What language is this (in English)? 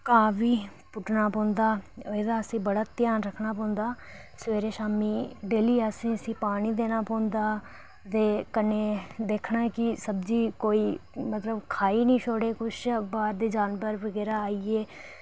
Dogri